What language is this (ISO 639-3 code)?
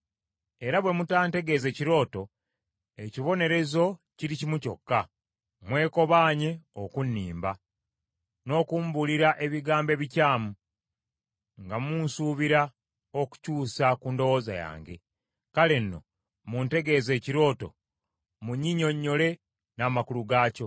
lug